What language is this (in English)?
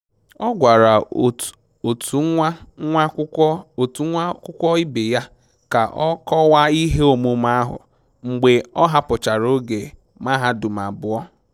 Igbo